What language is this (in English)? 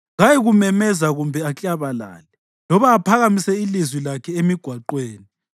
North Ndebele